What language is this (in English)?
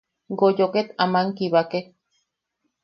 Yaqui